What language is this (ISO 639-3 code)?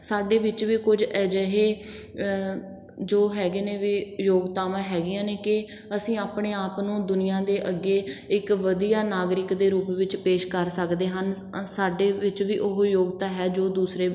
pan